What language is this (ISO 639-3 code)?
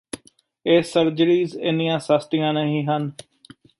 pan